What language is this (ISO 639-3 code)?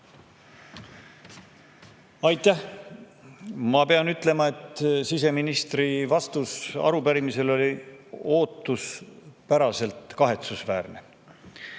est